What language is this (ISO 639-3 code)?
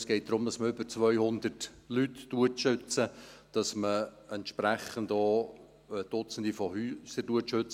gsw